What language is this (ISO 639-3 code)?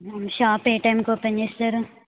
tel